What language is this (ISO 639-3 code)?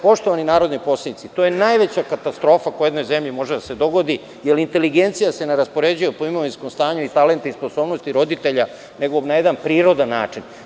srp